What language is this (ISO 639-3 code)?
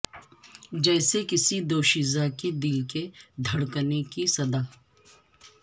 urd